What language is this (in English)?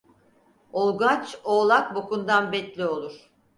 Turkish